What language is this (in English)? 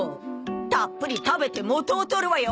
Japanese